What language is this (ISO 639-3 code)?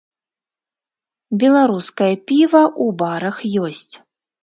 bel